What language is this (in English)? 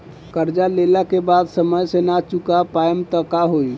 Bhojpuri